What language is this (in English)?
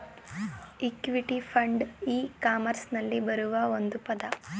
Kannada